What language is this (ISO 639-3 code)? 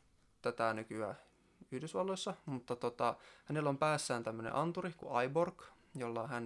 fin